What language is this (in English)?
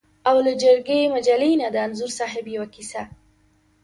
Pashto